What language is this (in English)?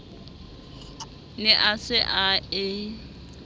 Southern Sotho